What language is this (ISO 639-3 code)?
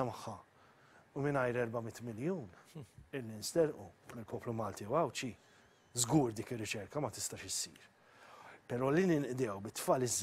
ara